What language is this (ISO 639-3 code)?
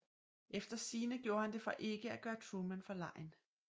dan